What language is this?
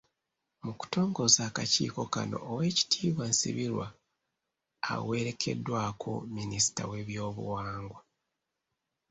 Ganda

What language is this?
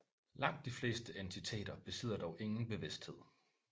Danish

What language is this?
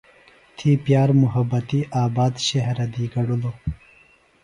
Phalura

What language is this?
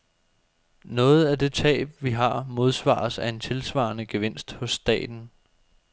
Danish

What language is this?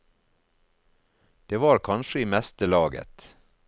Norwegian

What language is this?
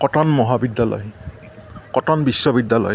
Assamese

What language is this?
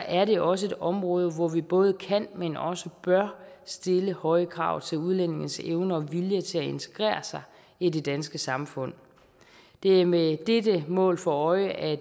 Danish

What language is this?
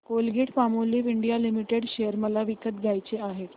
Marathi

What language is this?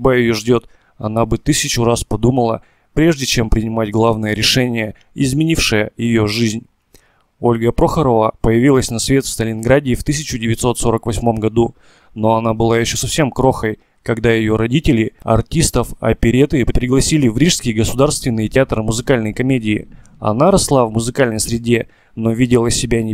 Russian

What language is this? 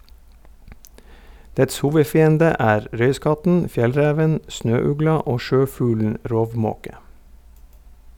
Norwegian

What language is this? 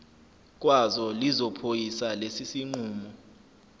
Zulu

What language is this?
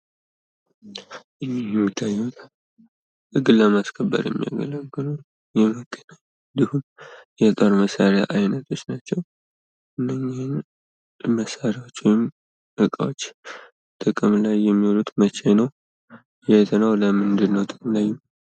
Amharic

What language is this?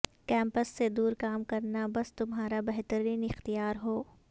Urdu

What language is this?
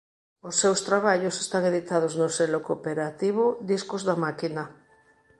Galician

